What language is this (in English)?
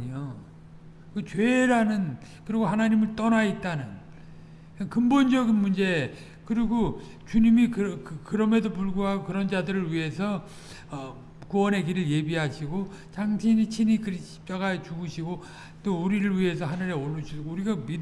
Korean